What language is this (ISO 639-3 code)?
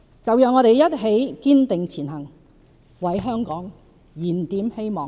yue